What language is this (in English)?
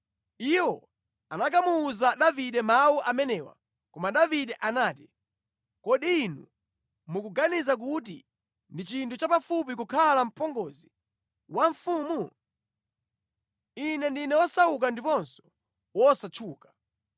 Nyanja